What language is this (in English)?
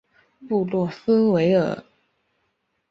Chinese